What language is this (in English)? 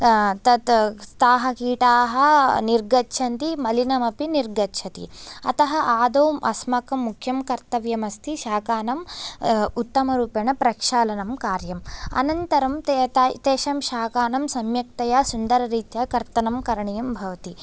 Sanskrit